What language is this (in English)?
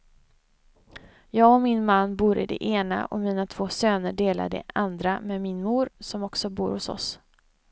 Swedish